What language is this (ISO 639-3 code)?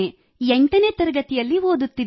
kan